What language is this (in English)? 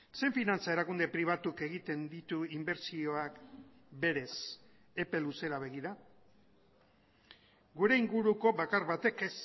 Basque